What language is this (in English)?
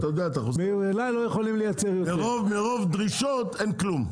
Hebrew